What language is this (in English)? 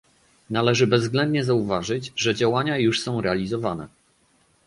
Polish